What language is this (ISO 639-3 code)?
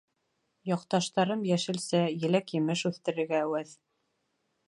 bak